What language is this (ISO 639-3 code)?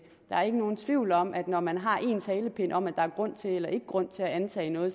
dan